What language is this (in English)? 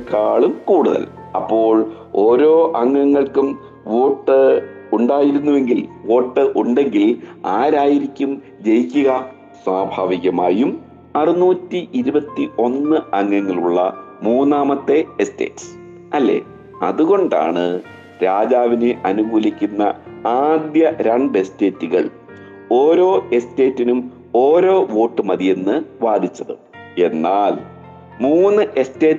Malayalam